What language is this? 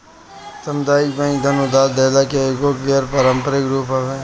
Bhojpuri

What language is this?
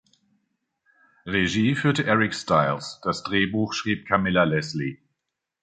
German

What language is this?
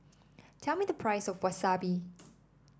English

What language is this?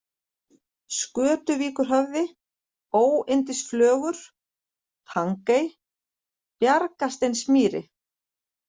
Icelandic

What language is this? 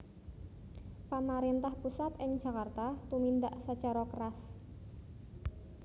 Javanese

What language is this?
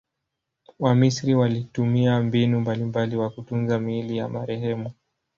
Swahili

